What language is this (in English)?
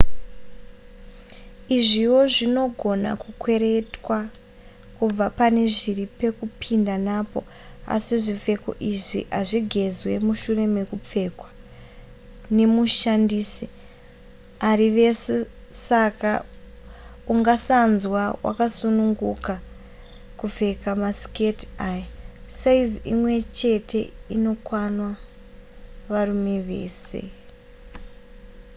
Shona